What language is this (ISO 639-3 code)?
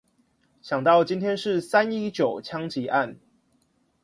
zho